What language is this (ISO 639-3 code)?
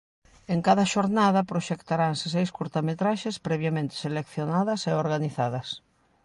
glg